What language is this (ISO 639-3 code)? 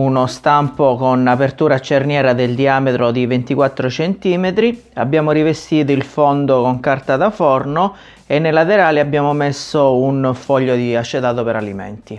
ita